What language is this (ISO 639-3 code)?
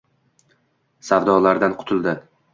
uzb